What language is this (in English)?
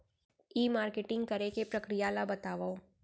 Chhattisgarhi